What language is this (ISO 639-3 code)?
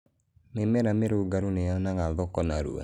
kik